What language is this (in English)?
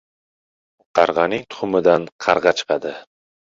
Uzbek